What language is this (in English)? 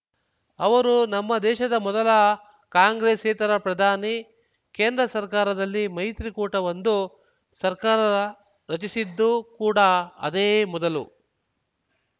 Kannada